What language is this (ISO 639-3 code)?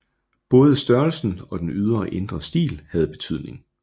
dan